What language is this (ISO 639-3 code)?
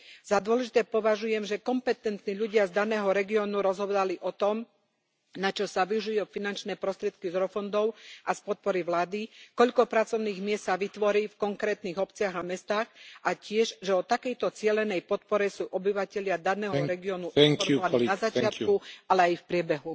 slk